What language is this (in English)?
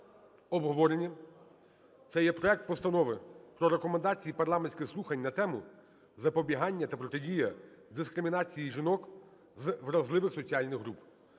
Ukrainian